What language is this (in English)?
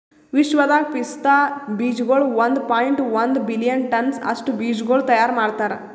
Kannada